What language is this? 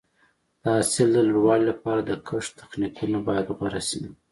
Pashto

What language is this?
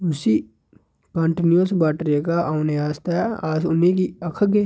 Dogri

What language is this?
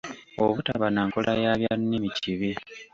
Ganda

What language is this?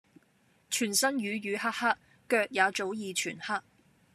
Cantonese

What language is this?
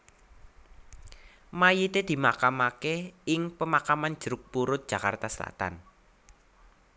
Javanese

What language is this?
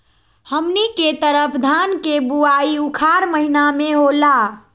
Magahi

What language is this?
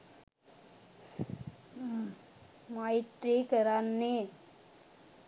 Sinhala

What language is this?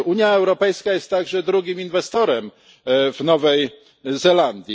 Polish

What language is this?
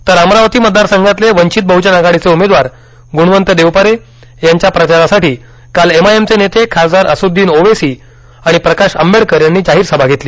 Marathi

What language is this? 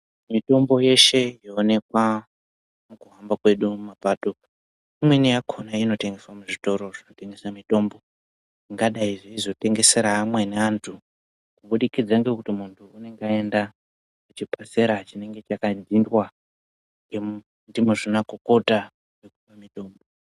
Ndau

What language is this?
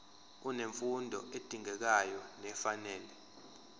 Zulu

